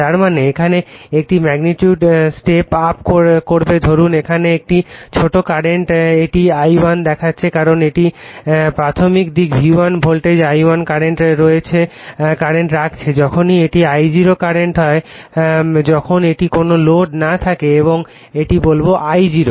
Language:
Bangla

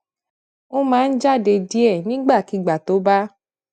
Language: Yoruba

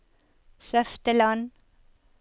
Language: Norwegian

